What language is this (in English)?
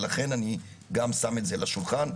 Hebrew